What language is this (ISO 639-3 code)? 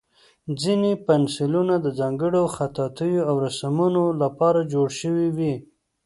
pus